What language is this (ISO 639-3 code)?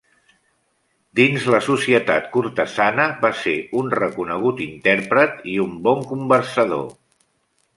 cat